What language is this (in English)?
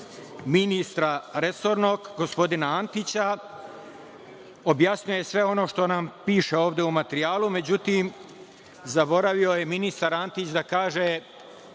Serbian